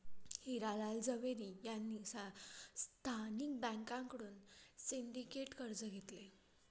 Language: Marathi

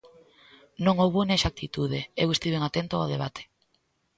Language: Galician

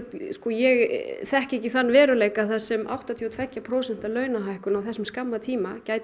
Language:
Icelandic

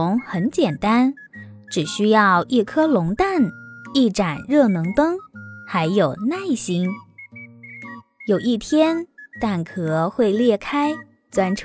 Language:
Chinese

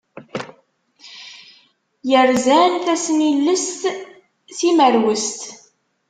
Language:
Kabyle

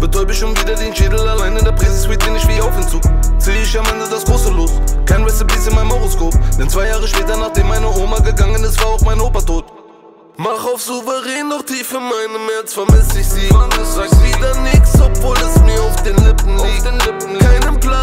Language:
Romanian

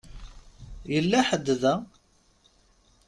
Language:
Kabyle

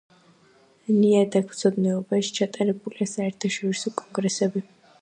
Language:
Georgian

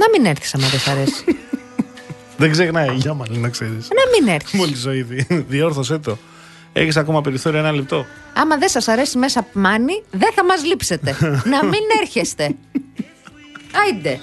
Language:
Greek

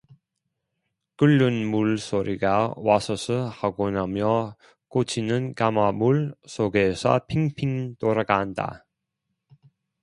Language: Korean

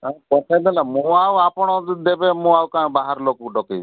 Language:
Odia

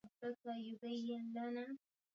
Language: Swahili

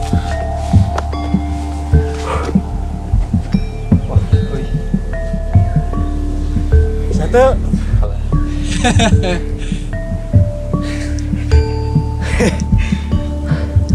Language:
Indonesian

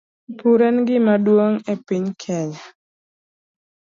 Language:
Luo (Kenya and Tanzania)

